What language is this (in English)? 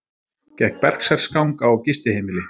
Icelandic